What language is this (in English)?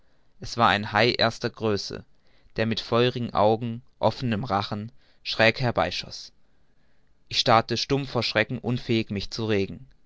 German